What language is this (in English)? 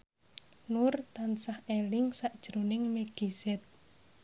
Javanese